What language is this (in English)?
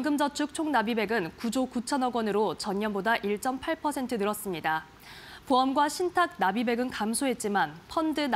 Korean